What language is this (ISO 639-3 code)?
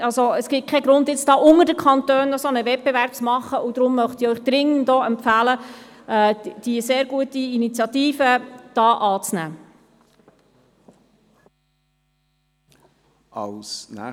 gsw